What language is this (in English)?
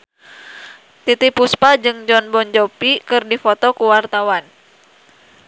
Sundanese